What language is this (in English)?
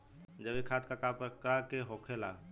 Bhojpuri